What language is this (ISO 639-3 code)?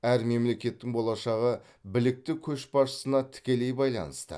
kaz